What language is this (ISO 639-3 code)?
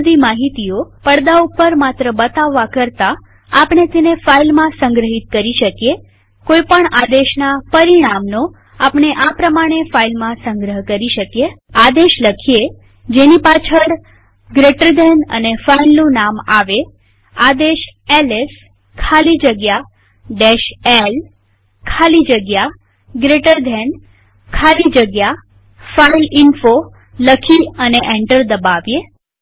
guj